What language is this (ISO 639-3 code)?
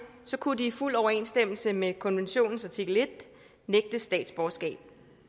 dan